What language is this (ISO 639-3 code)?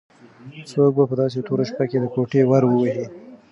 pus